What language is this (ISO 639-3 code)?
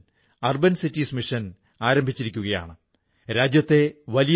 mal